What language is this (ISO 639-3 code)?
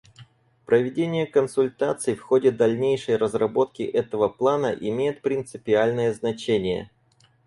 rus